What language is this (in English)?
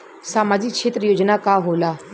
Bhojpuri